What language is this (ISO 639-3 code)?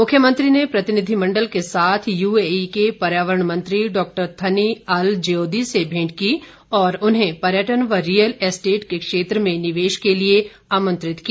hin